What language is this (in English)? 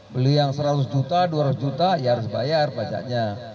Indonesian